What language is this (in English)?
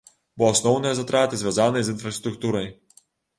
Belarusian